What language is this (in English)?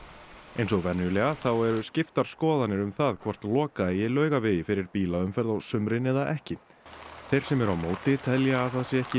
Icelandic